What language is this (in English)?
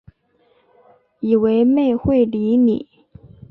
Chinese